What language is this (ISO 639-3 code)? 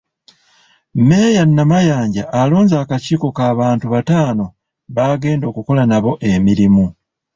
lug